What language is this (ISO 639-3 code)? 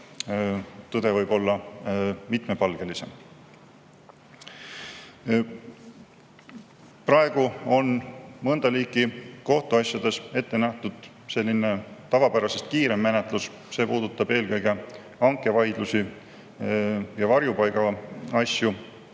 est